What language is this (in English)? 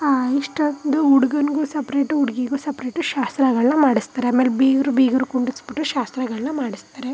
Kannada